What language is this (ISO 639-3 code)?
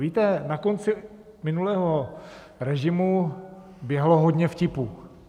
ces